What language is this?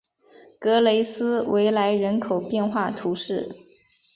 Chinese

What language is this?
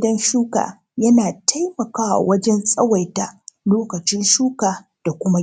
Hausa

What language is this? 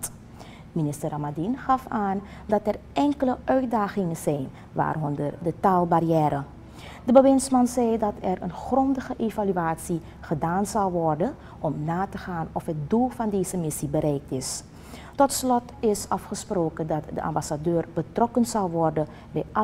Dutch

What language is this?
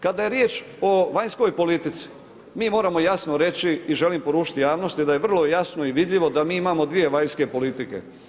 Croatian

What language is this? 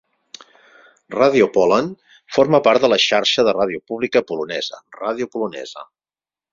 Catalan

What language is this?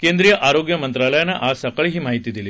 Marathi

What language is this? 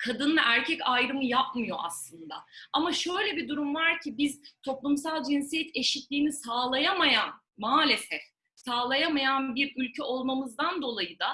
Turkish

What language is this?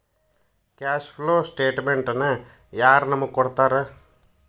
Kannada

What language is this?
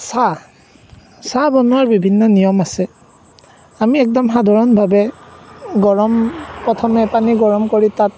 Assamese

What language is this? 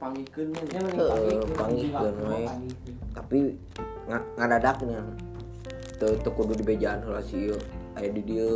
Indonesian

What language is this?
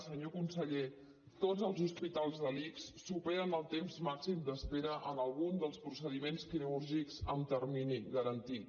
Catalan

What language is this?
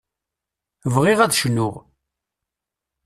Kabyle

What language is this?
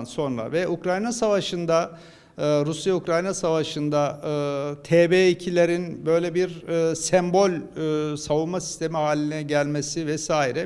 Turkish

